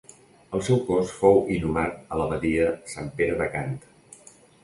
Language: Catalan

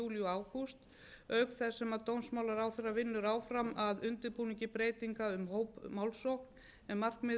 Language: Icelandic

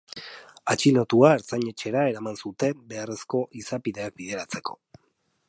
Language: Basque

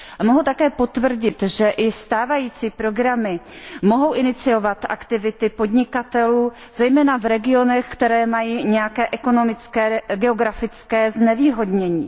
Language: Czech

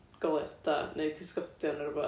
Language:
Welsh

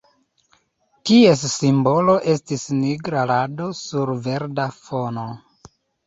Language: Esperanto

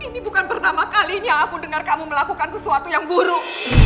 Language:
Indonesian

